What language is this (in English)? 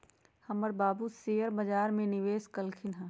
Magahi